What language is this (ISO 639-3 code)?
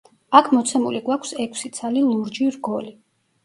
kat